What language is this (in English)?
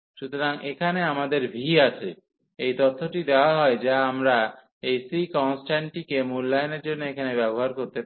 Bangla